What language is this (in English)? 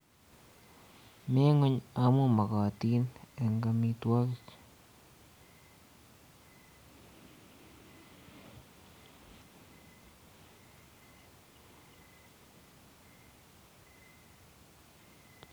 Kalenjin